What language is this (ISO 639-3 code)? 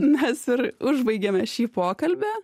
lit